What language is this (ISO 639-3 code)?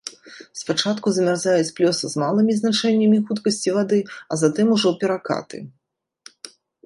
bel